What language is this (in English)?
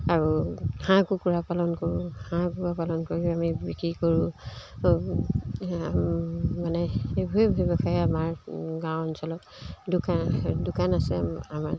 Assamese